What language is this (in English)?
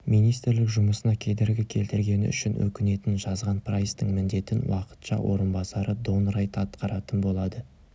Kazakh